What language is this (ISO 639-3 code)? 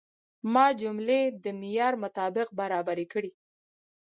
pus